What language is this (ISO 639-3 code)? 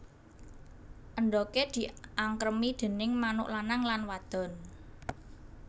jav